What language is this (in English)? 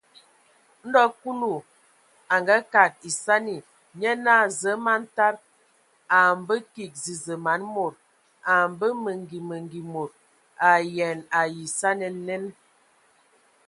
Ewondo